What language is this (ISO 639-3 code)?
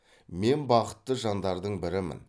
kaz